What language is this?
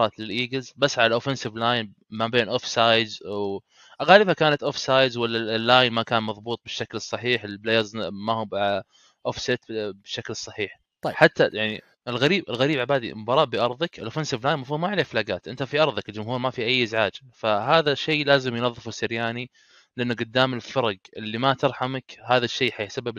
Arabic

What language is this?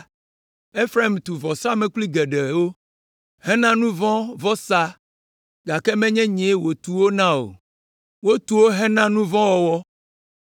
Ewe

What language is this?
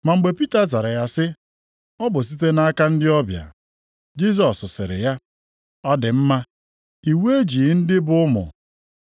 Igbo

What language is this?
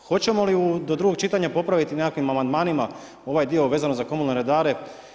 Croatian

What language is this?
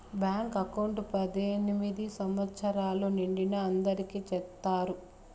Telugu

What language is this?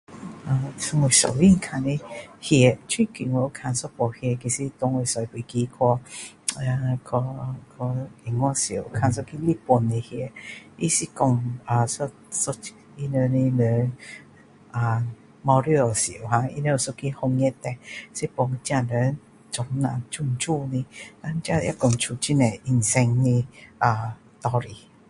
Min Dong Chinese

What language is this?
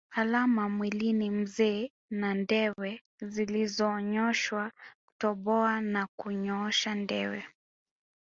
Swahili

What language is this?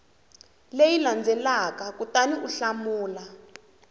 Tsonga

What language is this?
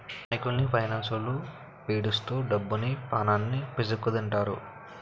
Telugu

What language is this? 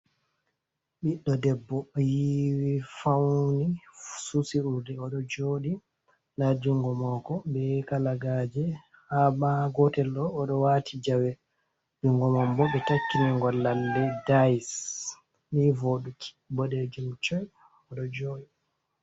Fula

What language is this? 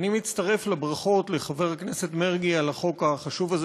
Hebrew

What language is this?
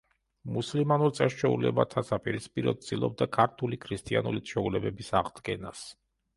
Georgian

